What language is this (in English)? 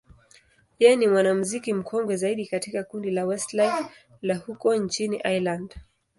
Swahili